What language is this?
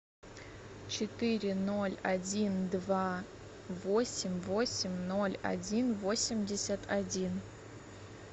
Russian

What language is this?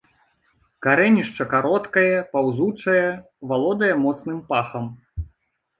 Belarusian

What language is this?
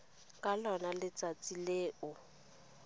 Tswana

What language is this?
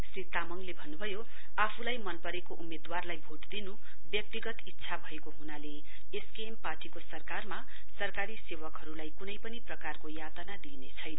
Nepali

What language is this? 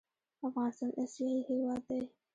Pashto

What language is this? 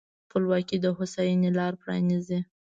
Pashto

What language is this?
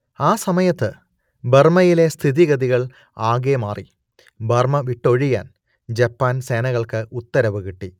Malayalam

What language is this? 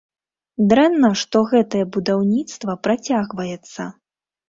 Belarusian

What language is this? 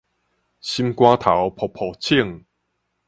Min Nan Chinese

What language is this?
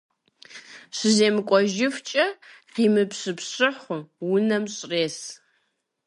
Kabardian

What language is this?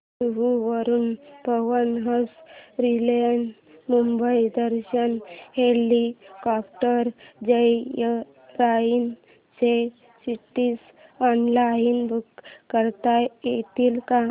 Marathi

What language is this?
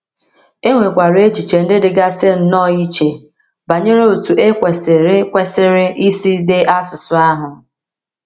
Igbo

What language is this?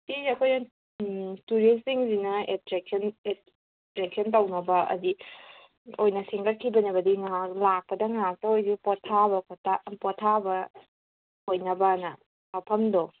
Manipuri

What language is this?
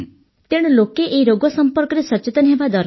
Odia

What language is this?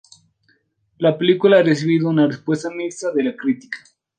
Spanish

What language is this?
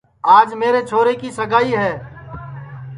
Sansi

